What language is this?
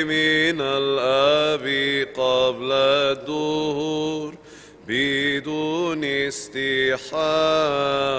Arabic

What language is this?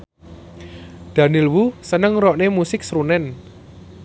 Javanese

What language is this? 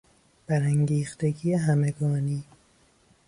Persian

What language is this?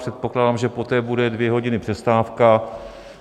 Czech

